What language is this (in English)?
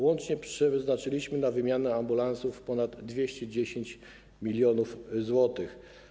Polish